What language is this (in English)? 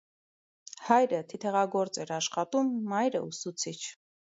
Armenian